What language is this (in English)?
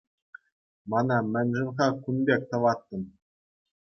Chuvash